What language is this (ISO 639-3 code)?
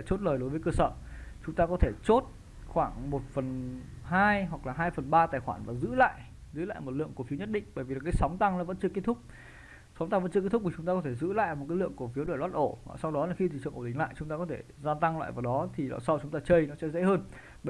vie